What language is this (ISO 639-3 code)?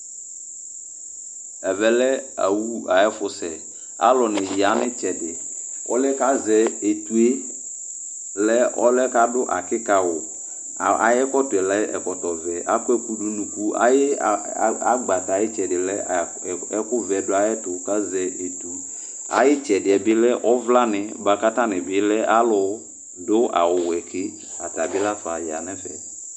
kpo